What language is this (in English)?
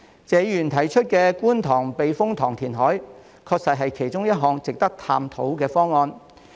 Cantonese